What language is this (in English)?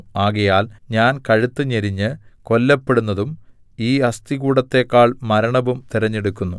Malayalam